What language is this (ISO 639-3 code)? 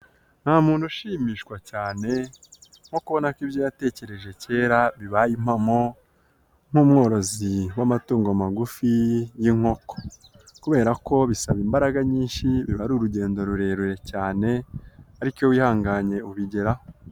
kin